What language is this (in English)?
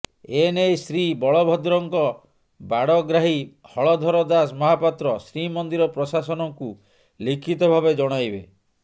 Odia